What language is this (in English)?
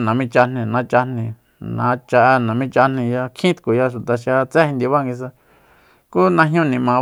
Soyaltepec Mazatec